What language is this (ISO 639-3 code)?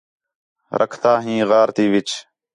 xhe